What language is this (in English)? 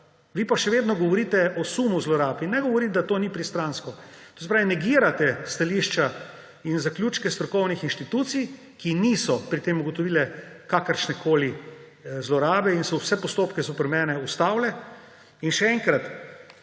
Slovenian